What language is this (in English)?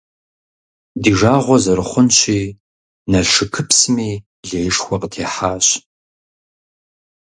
Kabardian